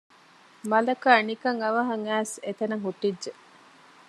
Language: Divehi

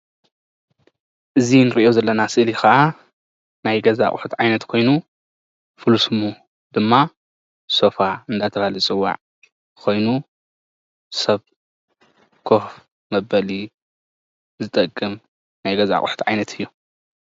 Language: Tigrinya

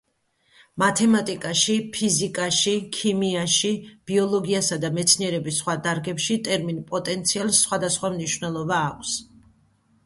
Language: Georgian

